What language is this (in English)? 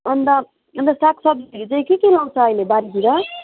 Nepali